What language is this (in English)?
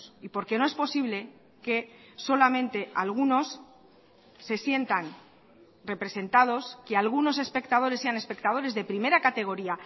Spanish